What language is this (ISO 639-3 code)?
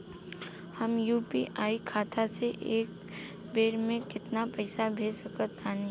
bho